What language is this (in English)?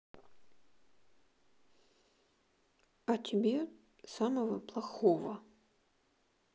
Russian